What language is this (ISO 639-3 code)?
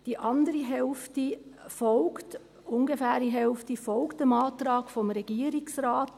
gsw